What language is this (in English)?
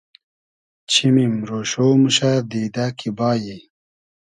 Hazaragi